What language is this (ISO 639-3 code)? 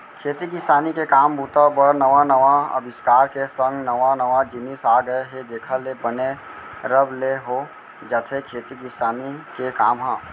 hne